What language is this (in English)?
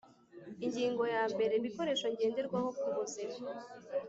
Kinyarwanda